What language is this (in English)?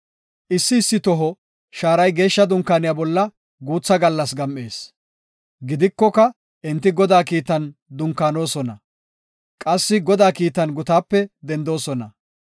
Gofa